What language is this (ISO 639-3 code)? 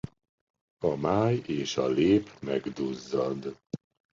hun